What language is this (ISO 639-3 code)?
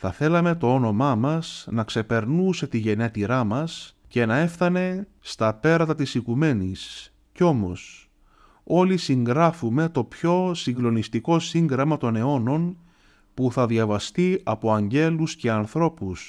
ell